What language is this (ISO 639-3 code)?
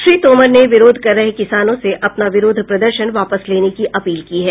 hin